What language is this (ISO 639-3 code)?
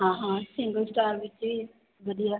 pan